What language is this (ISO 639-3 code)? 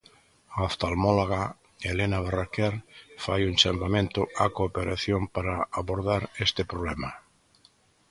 glg